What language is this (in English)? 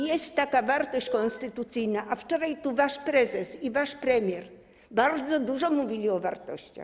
Polish